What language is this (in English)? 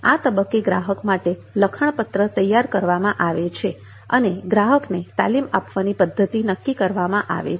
Gujarati